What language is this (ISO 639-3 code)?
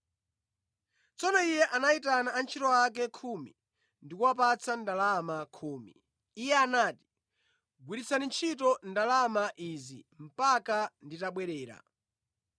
nya